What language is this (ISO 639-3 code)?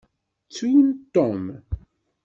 kab